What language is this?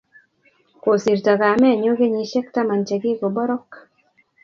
Kalenjin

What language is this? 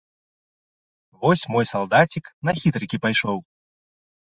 Belarusian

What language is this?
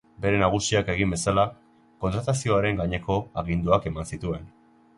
Basque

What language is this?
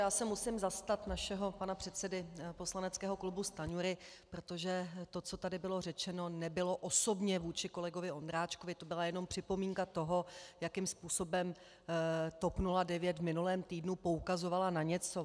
Czech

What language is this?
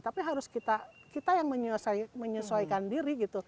Indonesian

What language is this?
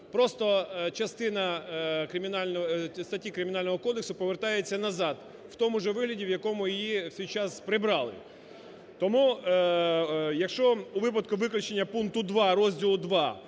Ukrainian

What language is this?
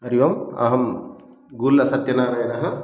Sanskrit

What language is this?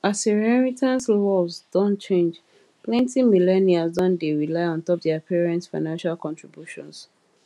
Nigerian Pidgin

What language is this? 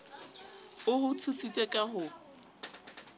Southern Sotho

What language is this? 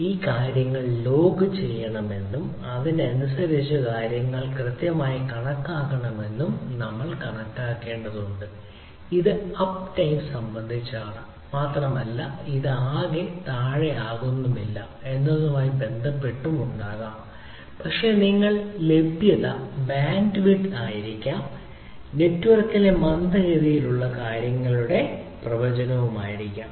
Malayalam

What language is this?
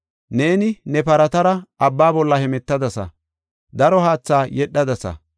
Gofa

